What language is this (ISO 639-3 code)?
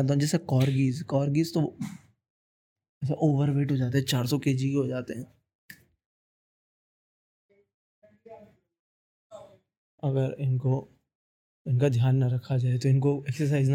hin